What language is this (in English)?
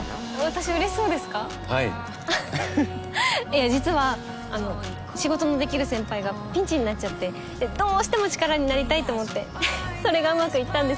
Japanese